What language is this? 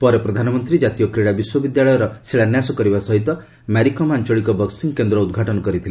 Odia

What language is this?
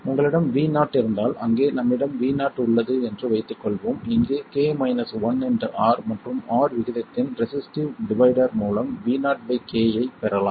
Tamil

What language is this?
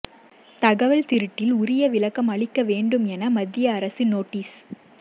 Tamil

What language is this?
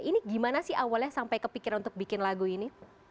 Indonesian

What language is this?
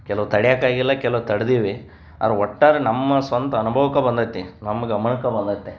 Kannada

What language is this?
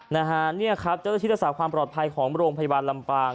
Thai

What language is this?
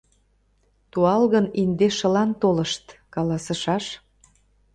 Mari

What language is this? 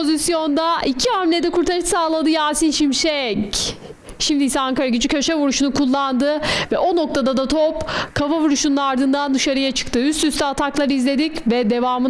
Turkish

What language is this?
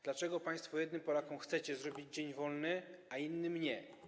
Polish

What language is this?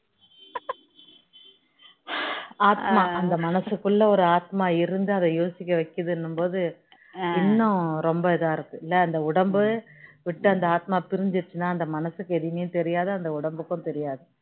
Tamil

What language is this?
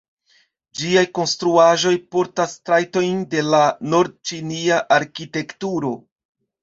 Esperanto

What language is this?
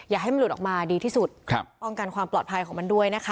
Thai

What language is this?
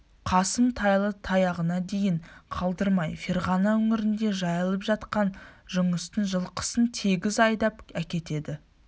Kazakh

